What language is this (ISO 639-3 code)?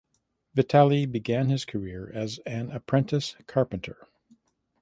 eng